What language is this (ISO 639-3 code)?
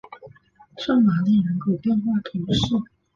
zho